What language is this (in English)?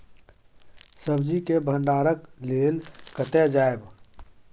Maithili